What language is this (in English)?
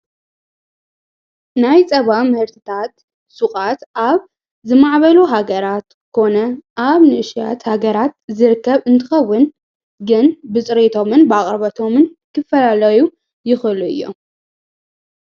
Tigrinya